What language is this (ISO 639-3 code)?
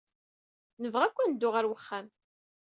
kab